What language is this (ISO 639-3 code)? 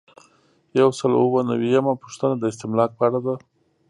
pus